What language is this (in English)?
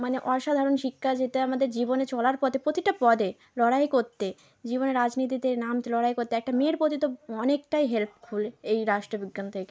Bangla